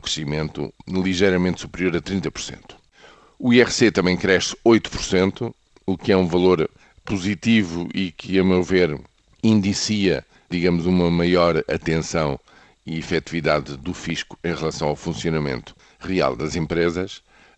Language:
Portuguese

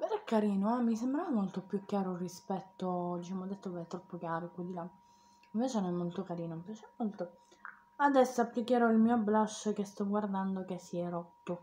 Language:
Italian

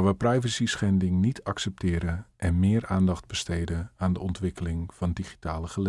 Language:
Dutch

